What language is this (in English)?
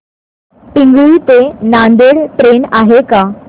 Marathi